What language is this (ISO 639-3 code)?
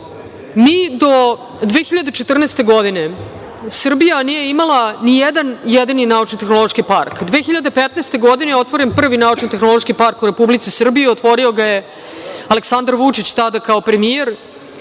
srp